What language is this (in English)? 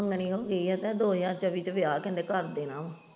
Punjabi